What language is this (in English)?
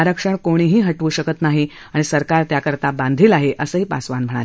Marathi